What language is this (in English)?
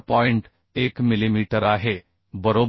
Marathi